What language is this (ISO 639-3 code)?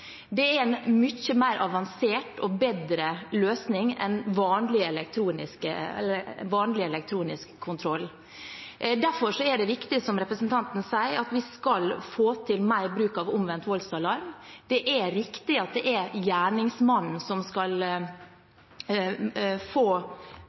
nob